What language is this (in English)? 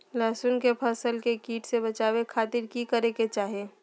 Magahi